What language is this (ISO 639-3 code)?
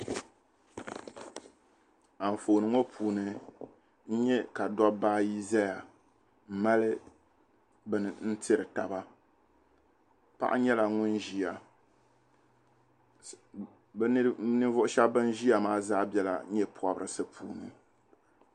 dag